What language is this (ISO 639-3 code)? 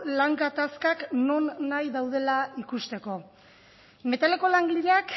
eus